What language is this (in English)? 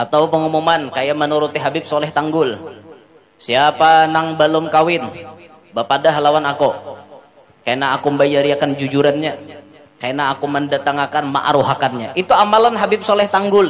Indonesian